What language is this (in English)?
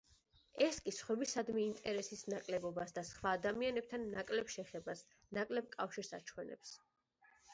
Georgian